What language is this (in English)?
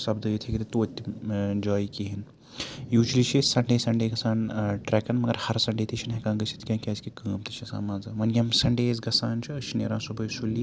Kashmiri